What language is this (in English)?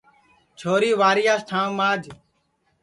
Sansi